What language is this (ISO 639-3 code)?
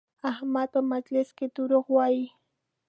pus